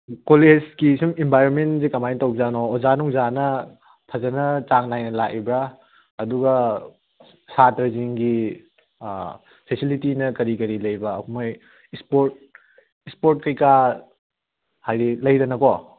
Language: Manipuri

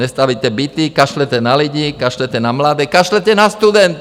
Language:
Czech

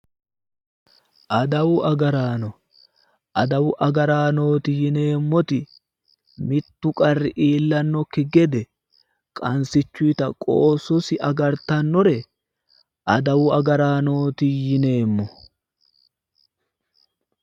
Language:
Sidamo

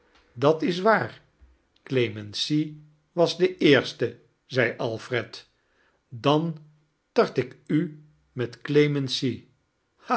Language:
Dutch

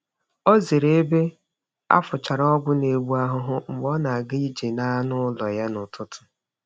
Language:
Igbo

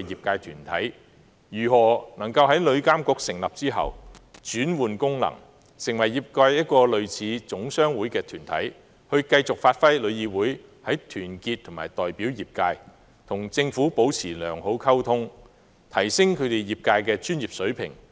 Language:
Cantonese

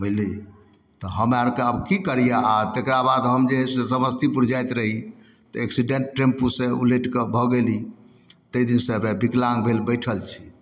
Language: Maithili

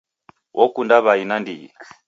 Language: Taita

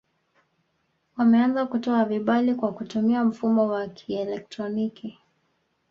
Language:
Swahili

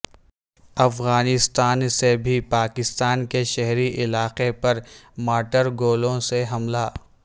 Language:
Urdu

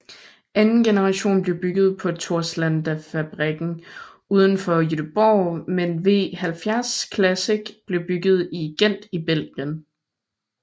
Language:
Danish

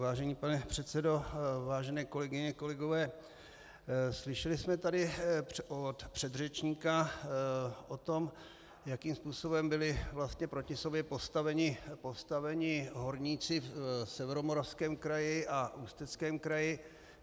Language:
Czech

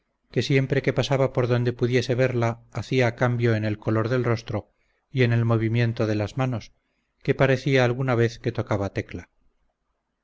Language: Spanish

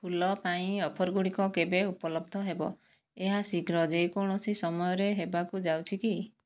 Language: Odia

